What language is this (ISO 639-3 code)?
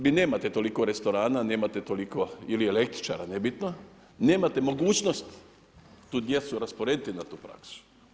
hrv